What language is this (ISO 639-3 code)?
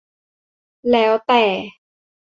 tha